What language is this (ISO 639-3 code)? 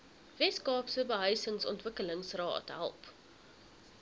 afr